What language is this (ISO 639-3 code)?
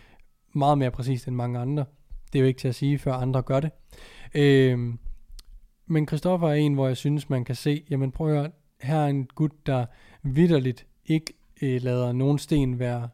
dan